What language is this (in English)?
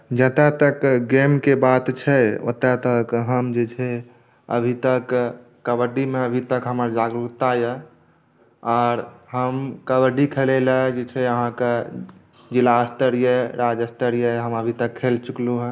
Maithili